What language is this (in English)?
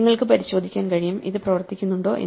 Malayalam